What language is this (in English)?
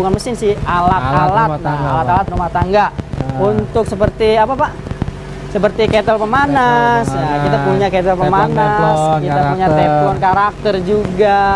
Indonesian